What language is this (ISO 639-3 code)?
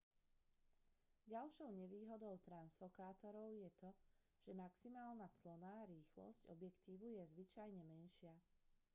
slk